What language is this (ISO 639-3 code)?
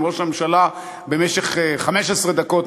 heb